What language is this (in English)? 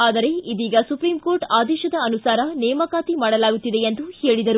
Kannada